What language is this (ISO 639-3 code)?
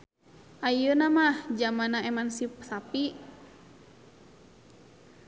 sun